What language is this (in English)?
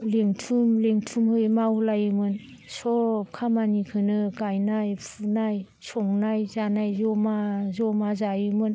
Bodo